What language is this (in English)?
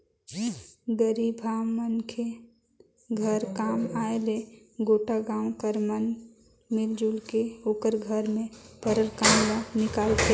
Chhattisgarhi